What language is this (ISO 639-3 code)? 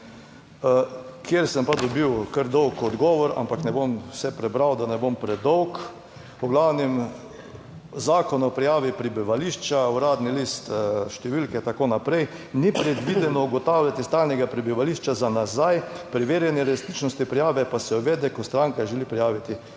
slv